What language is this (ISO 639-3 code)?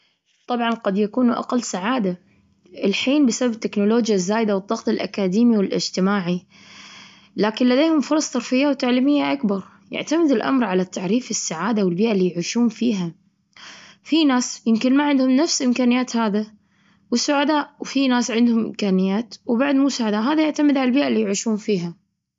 afb